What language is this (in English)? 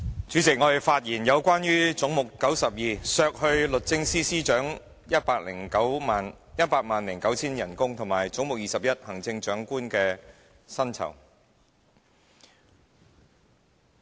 Cantonese